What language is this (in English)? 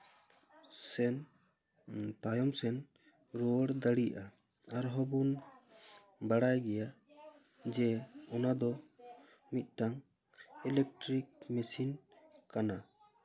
Santali